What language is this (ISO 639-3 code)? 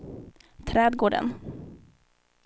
swe